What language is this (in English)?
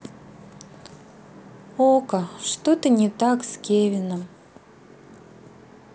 Russian